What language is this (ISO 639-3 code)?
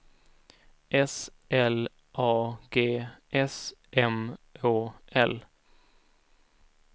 swe